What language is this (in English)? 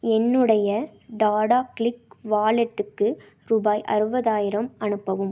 Tamil